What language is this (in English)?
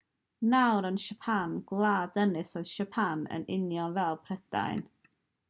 Welsh